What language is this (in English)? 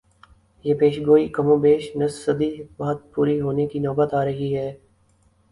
Urdu